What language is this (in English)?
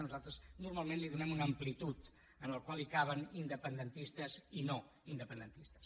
Catalan